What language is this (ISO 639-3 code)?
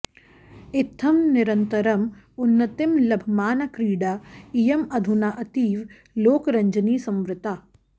san